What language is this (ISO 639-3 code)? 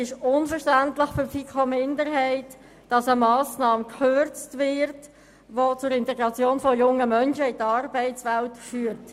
gsw